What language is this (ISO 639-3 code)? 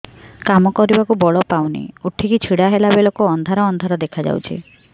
ori